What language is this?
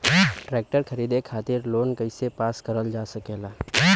Bhojpuri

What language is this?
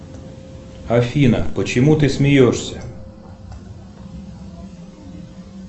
Russian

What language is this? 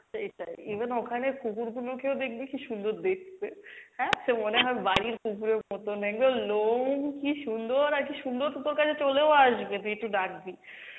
Bangla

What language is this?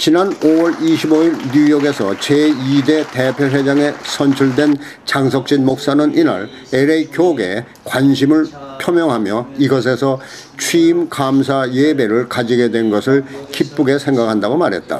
Korean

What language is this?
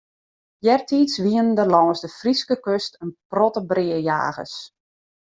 Western Frisian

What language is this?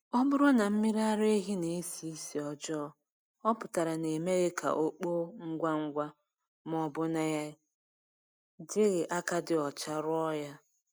Igbo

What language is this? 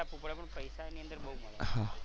Gujarati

